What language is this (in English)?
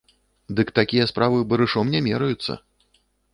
Belarusian